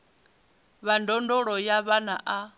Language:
Venda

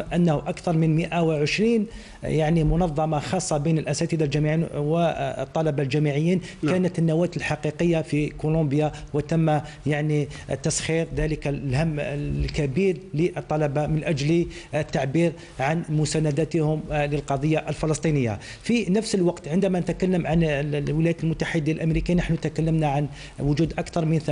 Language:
Arabic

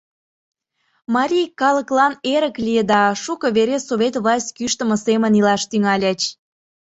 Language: Mari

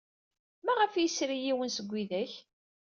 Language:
Kabyle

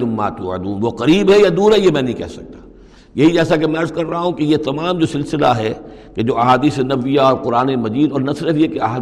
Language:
Urdu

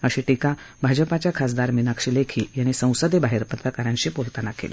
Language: Marathi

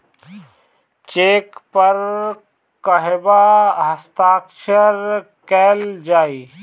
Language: Bhojpuri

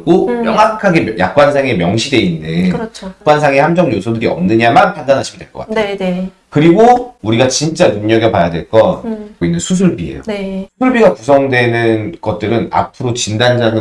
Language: Korean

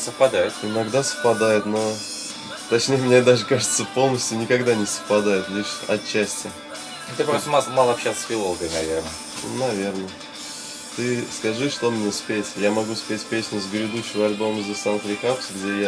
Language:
Russian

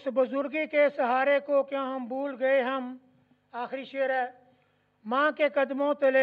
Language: Urdu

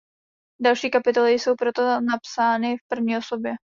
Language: Czech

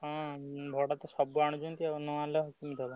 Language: Odia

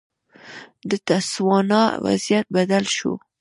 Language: Pashto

